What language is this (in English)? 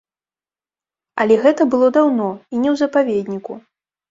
Belarusian